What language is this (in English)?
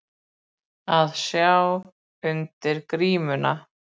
Icelandic